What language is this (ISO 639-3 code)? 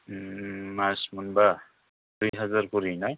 brx